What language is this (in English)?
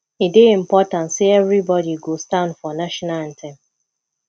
Nigerian Pidgin